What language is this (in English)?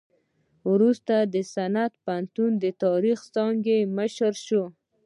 Pashto